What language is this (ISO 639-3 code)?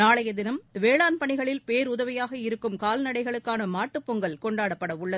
tam